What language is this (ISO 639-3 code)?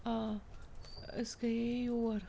kas